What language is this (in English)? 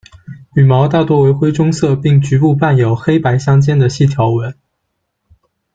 Chinese